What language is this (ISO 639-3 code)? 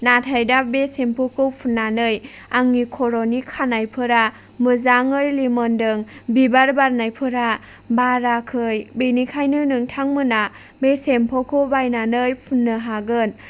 brx